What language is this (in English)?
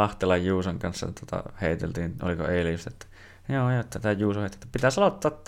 Finnish